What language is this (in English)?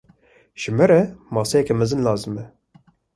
Kurdish